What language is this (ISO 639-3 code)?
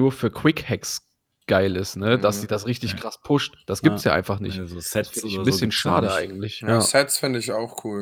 deu